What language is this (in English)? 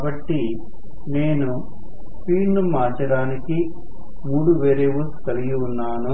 Telugu